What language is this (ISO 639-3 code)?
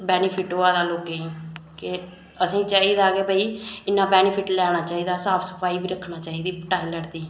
doi